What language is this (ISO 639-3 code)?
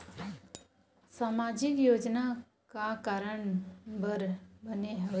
hne